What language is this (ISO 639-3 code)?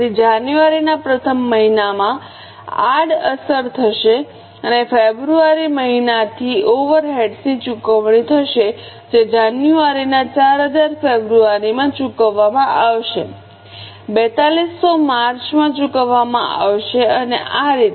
guj